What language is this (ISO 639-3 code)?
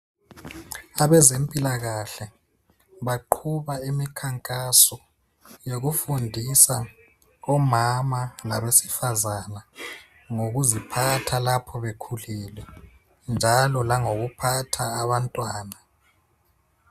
nde